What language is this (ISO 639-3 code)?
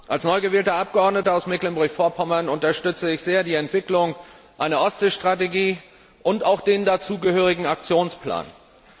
deu